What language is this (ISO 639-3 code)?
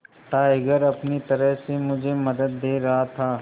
hin